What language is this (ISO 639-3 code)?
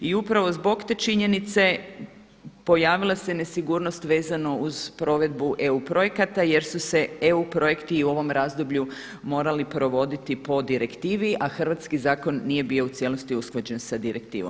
hrv